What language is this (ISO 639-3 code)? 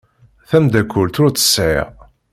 kab